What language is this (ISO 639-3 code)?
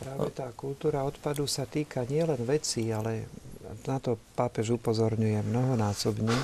slk